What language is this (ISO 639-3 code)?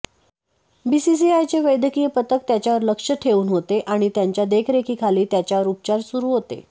mar